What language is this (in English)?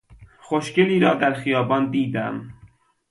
Persian